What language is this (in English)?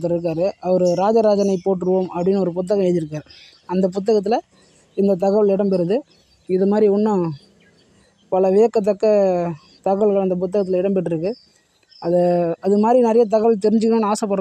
Tamil